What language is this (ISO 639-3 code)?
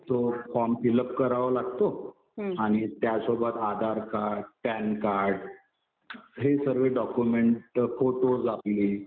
mar